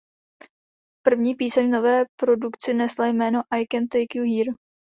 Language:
Czech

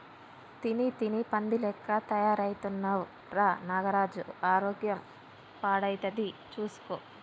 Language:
Telugu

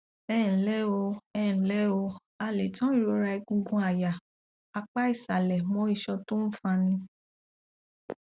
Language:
Yoruba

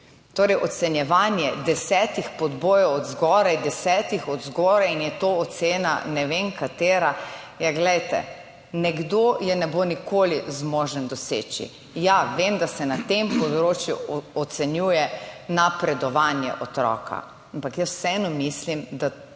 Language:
Slovenian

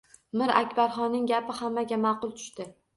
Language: Uzbek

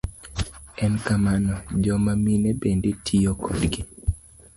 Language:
Luo (Kenya and Tanzania)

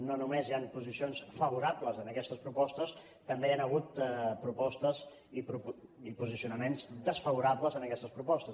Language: Catalan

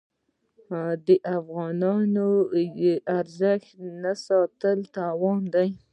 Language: Pashto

